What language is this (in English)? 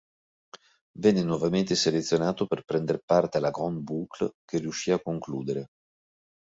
Italian